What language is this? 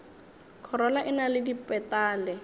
Northern Sotho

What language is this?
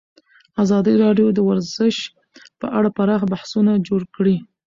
Pashto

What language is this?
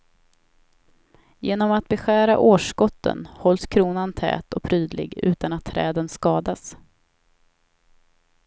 Swedish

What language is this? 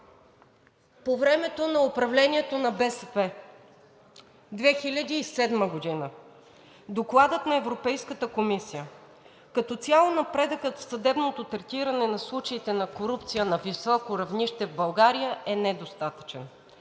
Bulgarian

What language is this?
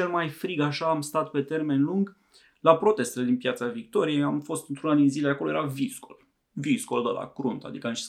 Romanian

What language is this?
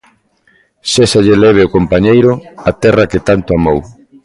Galician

